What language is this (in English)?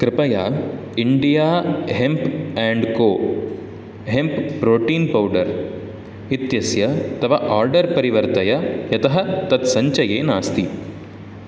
Sanskrit